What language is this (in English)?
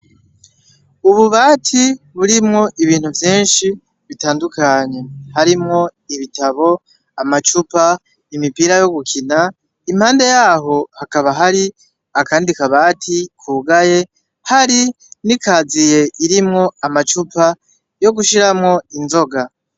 Rundi